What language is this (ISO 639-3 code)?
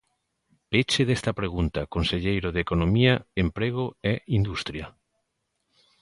glg